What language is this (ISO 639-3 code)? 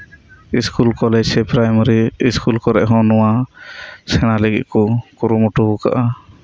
sat